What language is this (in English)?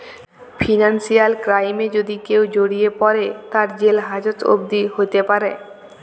Bangla